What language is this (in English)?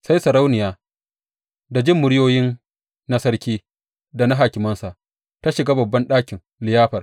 Hausa